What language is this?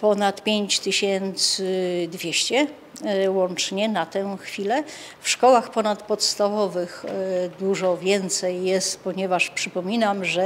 Polish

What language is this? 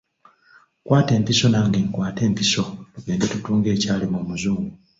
Ganda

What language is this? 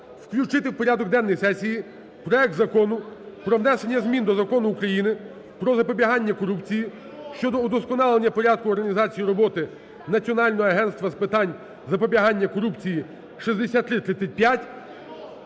Ukrainian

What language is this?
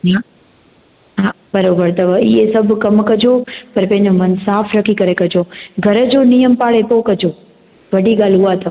Sindhi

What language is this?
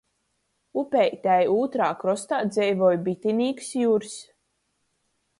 Latgalian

